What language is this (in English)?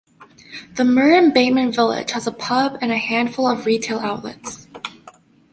English